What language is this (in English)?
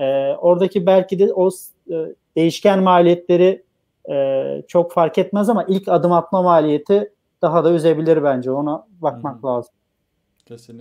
Turkish